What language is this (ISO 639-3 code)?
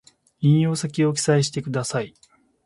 jpn